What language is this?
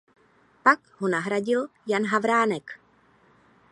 Czech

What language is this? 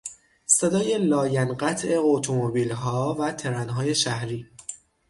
Persian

